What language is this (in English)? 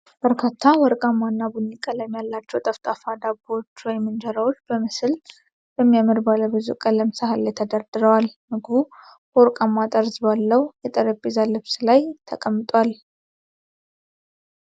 Amharic